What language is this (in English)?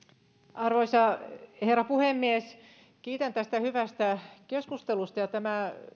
Finnish